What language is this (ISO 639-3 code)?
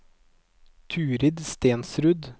nor